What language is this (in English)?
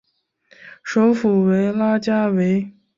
Chinese